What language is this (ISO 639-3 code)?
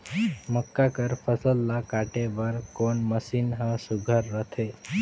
hne